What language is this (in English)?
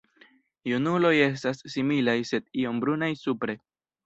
Esperanto